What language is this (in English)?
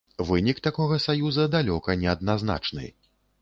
Belarusian